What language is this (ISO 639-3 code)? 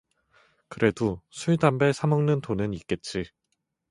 kor